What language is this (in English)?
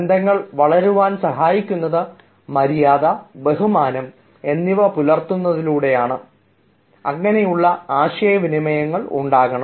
Malayalam